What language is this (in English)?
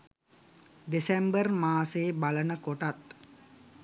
Sinhala